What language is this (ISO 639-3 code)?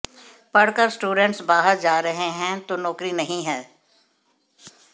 hin